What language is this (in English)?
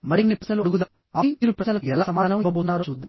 Telugu